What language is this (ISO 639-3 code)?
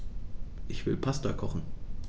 deu